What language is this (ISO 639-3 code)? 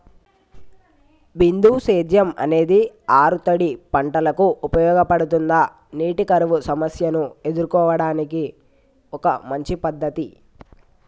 tel